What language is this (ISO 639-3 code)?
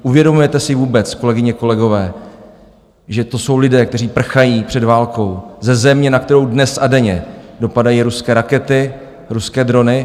ces